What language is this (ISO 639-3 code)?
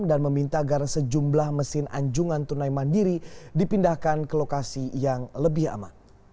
ind